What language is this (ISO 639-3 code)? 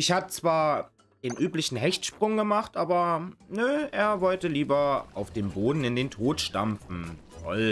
deu